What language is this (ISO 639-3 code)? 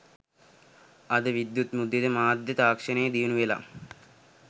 sin